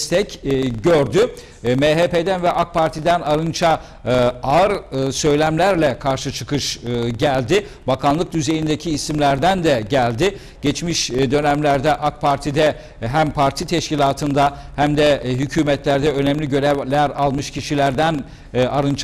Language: Turkish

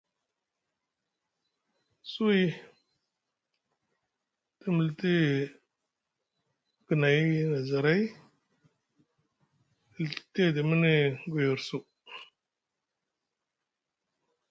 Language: Musgu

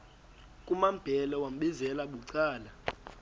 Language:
Xhosa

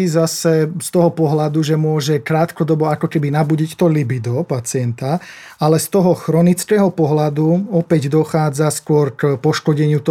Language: Slovak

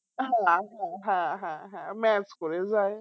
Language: Bangla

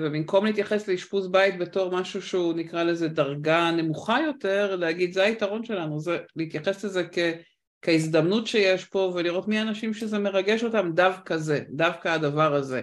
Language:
Hebrew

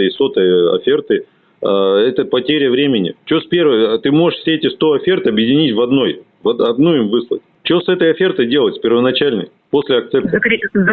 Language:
Russian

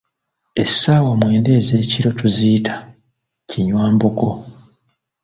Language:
Ganda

